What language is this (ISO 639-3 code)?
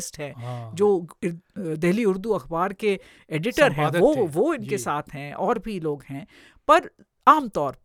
hin